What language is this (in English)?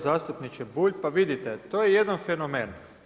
Croatian